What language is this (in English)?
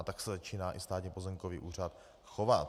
Czech